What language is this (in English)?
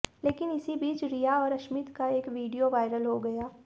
Hindi